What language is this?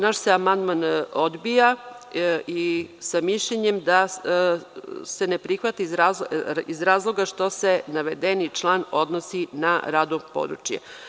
Serbian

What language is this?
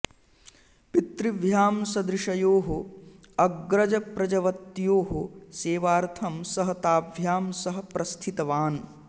Sanskrit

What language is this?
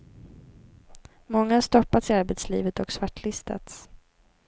Swedish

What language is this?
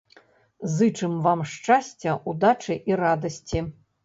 Belarusian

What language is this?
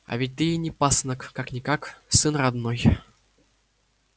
Russian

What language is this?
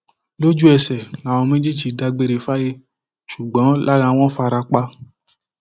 Yoruba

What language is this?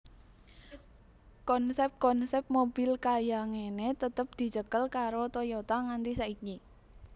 Javanese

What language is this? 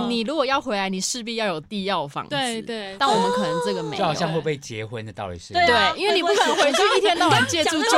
Chinese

